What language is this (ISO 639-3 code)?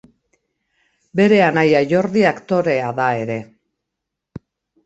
eus